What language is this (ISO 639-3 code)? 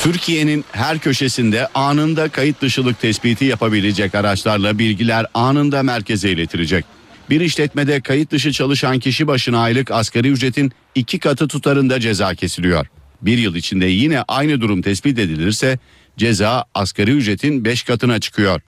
tur